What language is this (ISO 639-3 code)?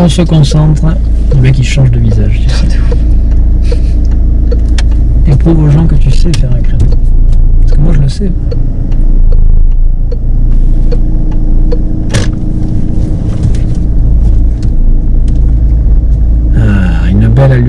fra